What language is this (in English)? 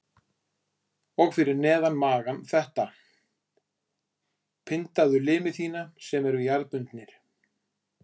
Icelandic